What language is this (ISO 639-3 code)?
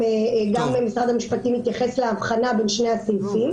heb